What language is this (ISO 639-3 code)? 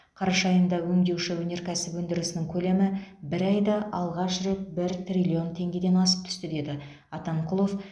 kaz